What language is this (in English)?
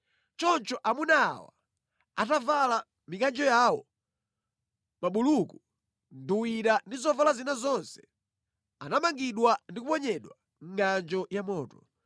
Nyanja